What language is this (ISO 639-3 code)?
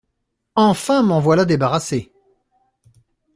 fra